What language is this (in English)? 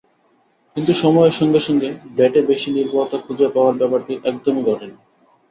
Bangla